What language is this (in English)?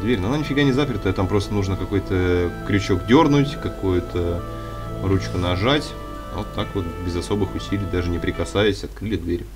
Russian